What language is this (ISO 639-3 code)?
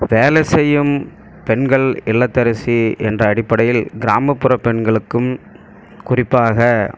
tam